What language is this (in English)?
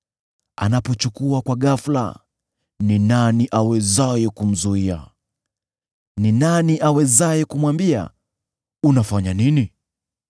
Swahili